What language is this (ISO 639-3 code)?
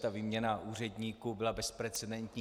ces